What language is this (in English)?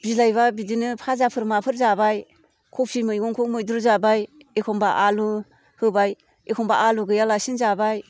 Bodo